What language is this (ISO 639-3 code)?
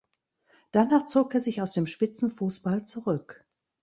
deu